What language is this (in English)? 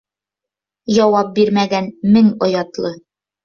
Bashkir